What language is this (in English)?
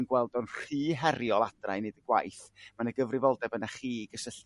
Welsh